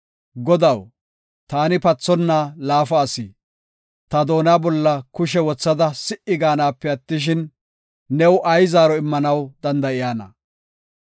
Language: Gofa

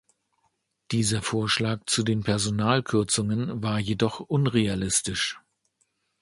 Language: German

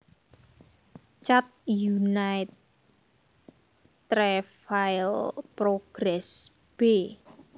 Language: Javanese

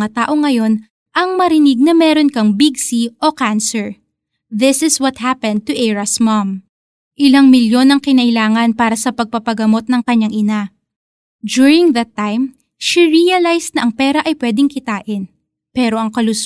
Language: Filipino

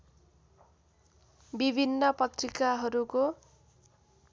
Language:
Nepali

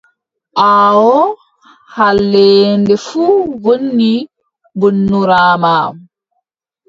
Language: Adamawa Fulfulde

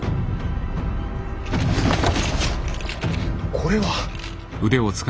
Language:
Japanese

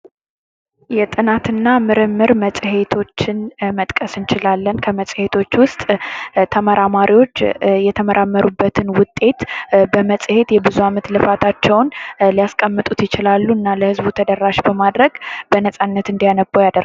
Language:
Amharic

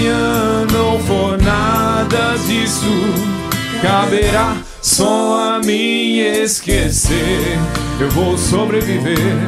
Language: Lithuanian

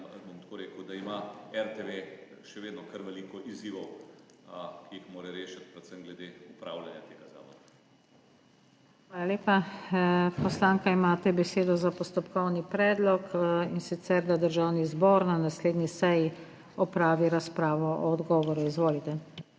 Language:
Slovenian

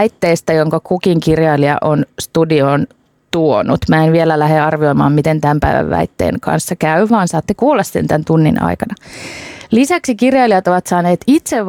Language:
Finnish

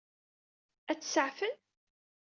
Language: Kabyle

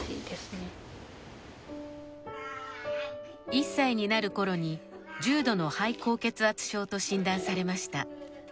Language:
Japanese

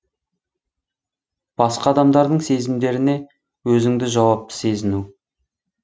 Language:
Kazakh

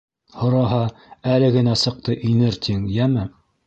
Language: Bashkir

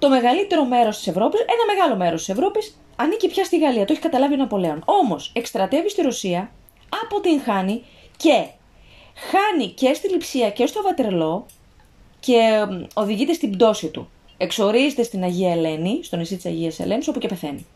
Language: Greek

